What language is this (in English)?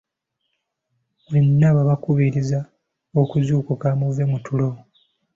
Ganda